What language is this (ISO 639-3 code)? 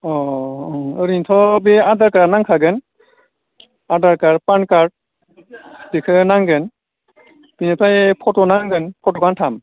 brx